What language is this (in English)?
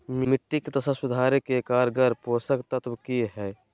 Magahi